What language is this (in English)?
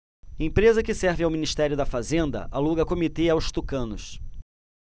Portuguese